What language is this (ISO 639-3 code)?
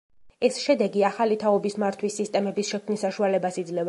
kat